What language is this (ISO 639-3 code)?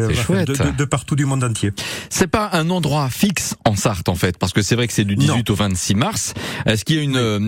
fra